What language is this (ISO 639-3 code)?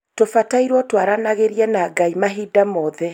kik